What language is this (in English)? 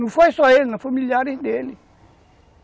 Portuguese